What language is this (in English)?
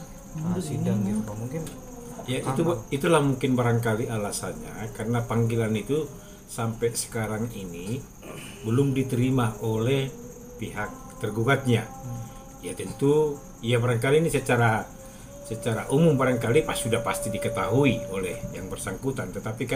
Indonesian